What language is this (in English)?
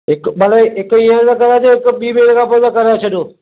Sindhi